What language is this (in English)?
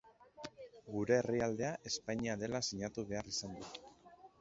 Basque